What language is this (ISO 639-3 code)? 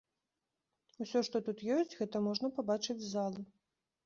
bel